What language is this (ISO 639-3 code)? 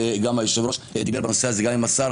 heb